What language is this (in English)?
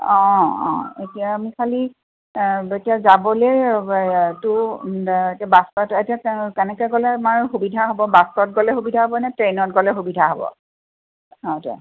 Assamese